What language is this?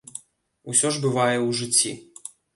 Belarusian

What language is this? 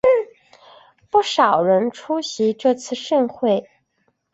Chinese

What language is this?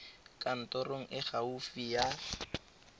Tswana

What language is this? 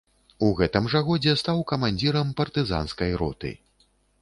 Belarusian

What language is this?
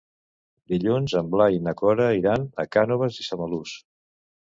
Catalan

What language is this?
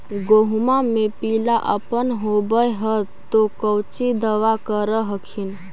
Magahi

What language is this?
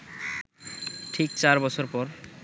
Bangla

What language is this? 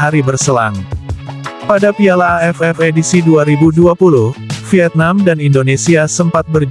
Indonesian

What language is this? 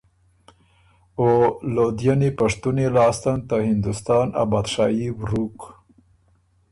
Ormuri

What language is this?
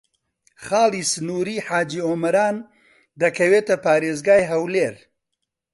Central Kurdish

